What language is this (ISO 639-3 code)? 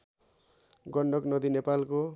nep